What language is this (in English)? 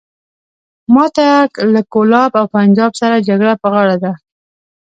Pashto